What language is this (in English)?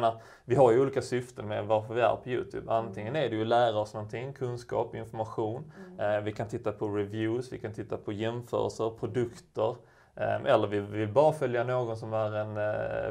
Swedish